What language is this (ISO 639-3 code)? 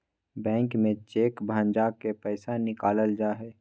mag